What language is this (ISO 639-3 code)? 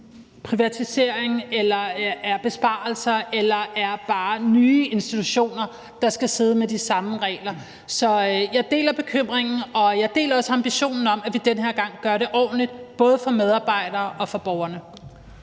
dan